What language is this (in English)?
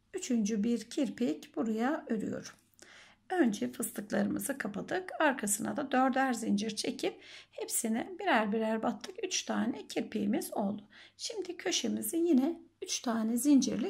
Turkish